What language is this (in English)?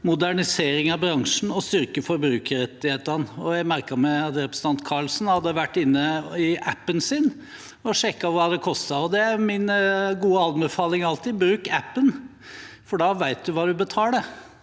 Norwegian